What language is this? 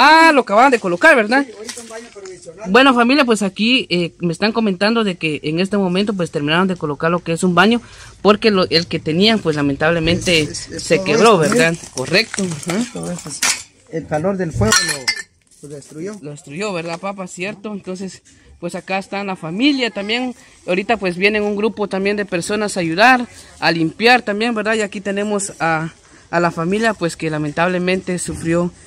Spanish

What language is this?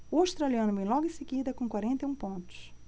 Portuguese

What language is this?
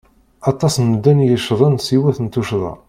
Kabyle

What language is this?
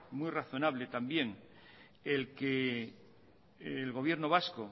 Spanish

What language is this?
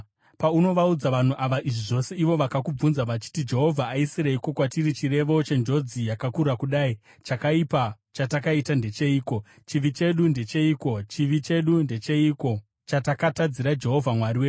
Shona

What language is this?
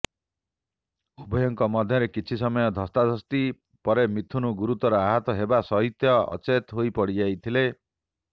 Odia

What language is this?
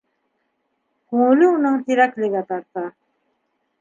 Bashkir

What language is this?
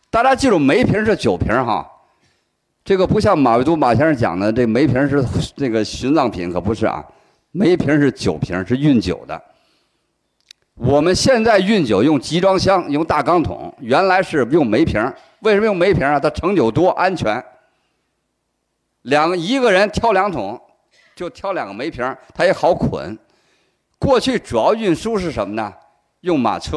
Chinese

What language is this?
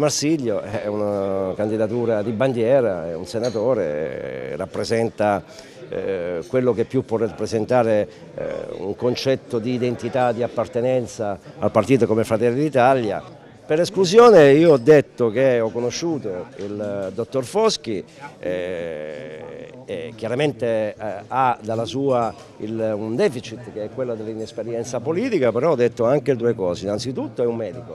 Italian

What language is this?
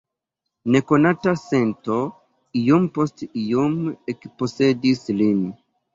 Esperanto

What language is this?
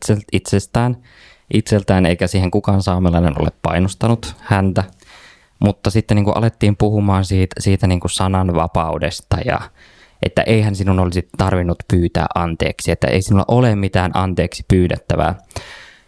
Finnish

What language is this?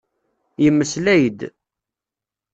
Kabyle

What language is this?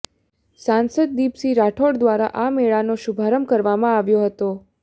Gujarati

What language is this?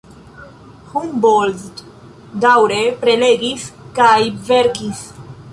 Esperanto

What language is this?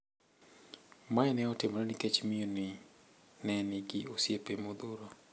Luo (Kenya and Tanzania)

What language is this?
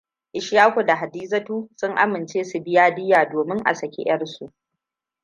Hausa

